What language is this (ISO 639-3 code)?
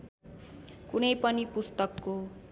nep